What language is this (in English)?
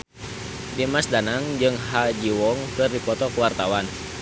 Sundanese